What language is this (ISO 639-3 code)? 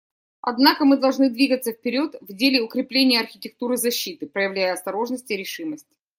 rus